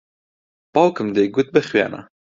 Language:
Central Kurdish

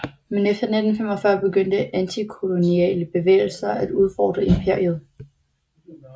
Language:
Danish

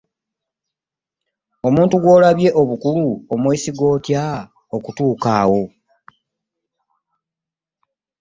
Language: Ganda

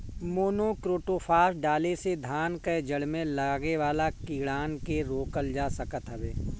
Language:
Bhojpuri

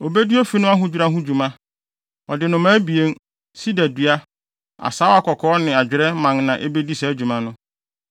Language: Akan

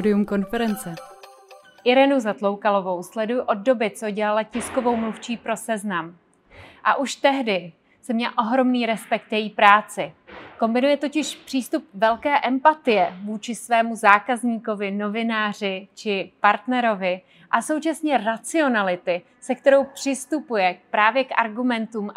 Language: Czech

